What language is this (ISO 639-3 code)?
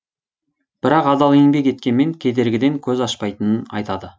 kaz